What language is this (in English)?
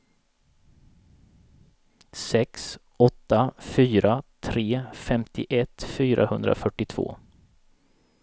Swedish